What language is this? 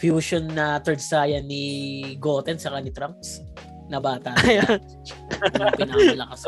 Filipino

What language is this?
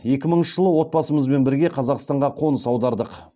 Kazakh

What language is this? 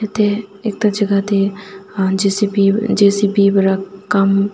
Naga Pidgin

